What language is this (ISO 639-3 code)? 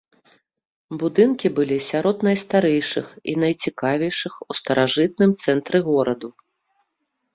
bel